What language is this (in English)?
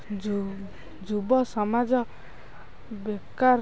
Odia